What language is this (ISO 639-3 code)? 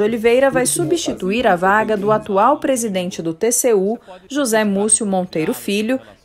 por